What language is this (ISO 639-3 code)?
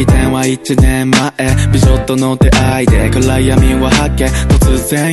jpn